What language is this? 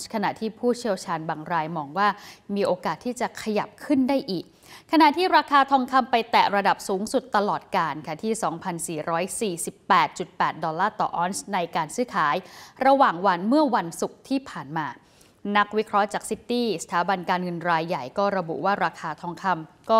Thai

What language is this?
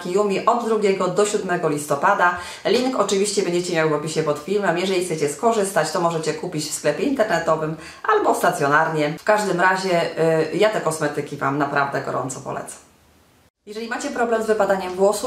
Polish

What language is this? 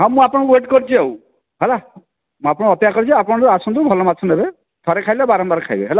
Odia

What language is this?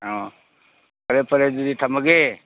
Manipuri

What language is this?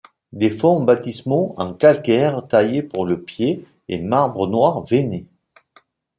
French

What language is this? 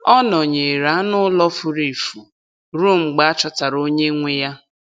Igbo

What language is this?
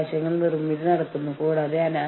Malayalam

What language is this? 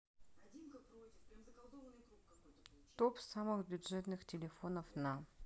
Russian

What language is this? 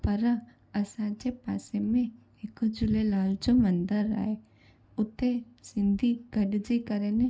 Sindhi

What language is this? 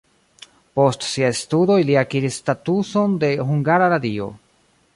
Esperanto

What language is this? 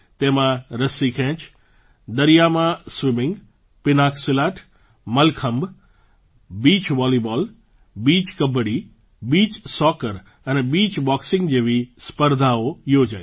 Gujarati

